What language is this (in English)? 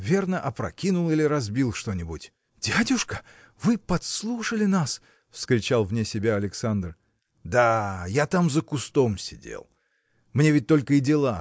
Russian